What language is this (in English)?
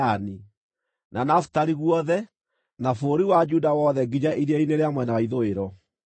Kikuyu